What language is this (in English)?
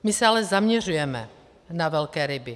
Czech